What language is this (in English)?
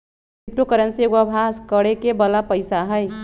Magahi